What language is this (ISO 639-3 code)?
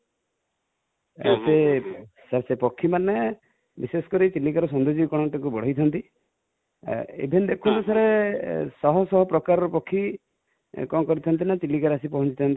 ori